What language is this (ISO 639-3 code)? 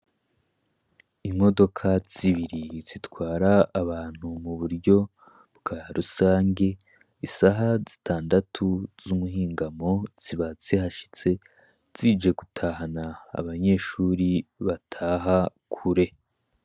run